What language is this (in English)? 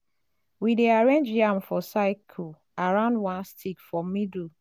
Nigerian Pidgin